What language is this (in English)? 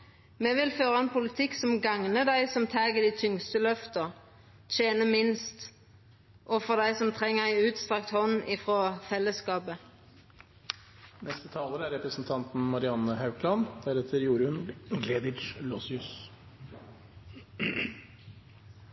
Norwegian Nynorsk